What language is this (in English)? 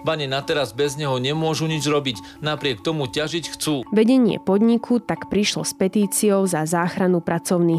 Slovak